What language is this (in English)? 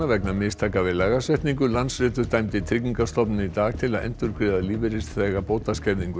Icelandic